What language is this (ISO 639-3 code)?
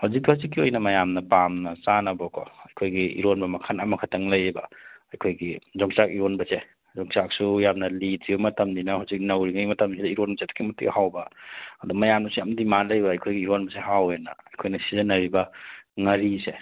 mni